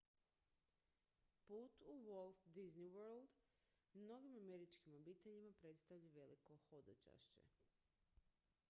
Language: Croatian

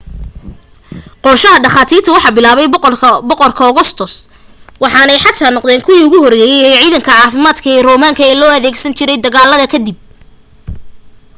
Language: Somali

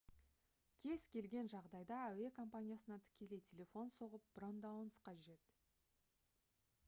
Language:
Kazakh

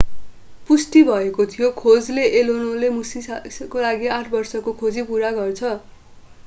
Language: Nepali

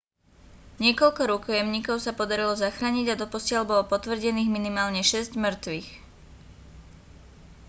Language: Slovak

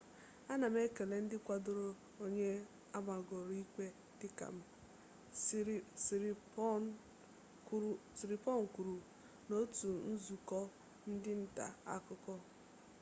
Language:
Igbo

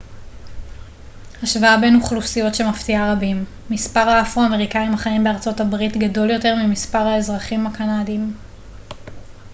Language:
Hebrew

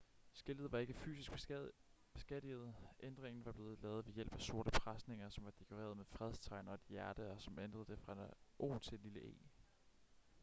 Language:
Danish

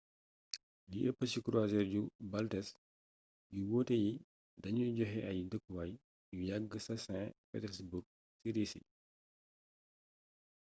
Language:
Wolof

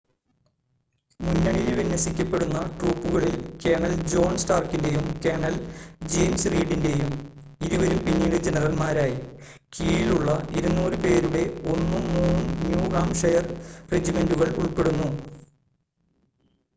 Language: Malayalam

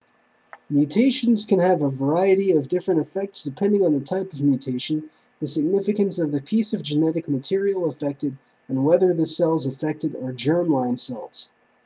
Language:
English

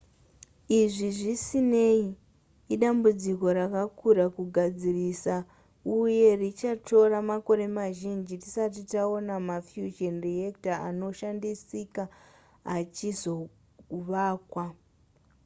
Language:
Shona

